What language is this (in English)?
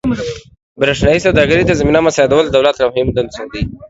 Pashto